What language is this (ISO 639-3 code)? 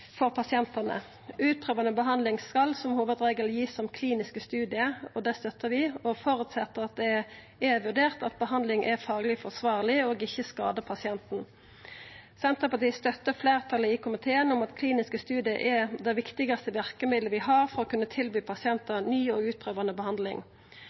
nno